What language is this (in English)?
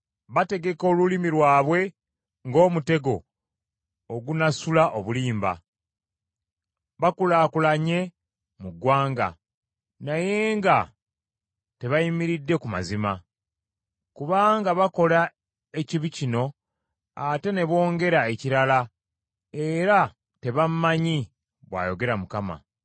Ganda